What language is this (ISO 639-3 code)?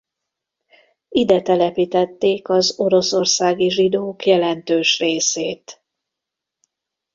hun